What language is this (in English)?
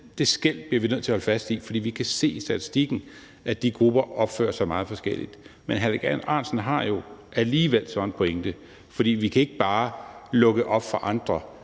Danish